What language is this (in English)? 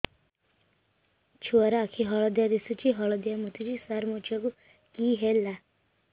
Odia